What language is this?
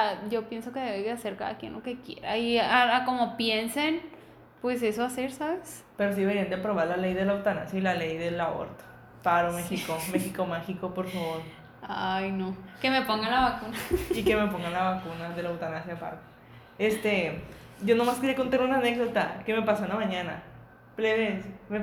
Spanish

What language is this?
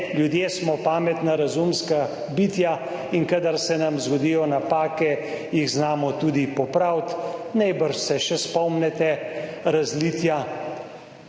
Slovenian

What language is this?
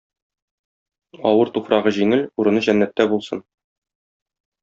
Tatar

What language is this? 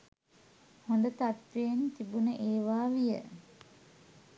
Sinhala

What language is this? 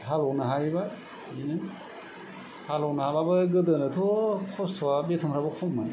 Bodo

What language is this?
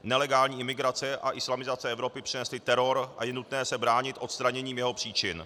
Czech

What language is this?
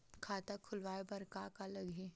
Chhattisgarhi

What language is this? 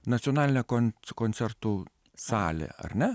Lithuanian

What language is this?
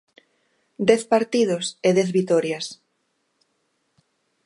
Galician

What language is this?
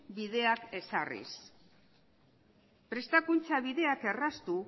Basque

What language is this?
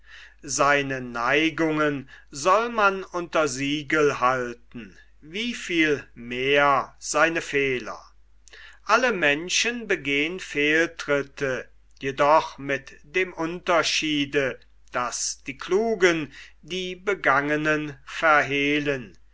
German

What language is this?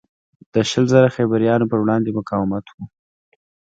Pashto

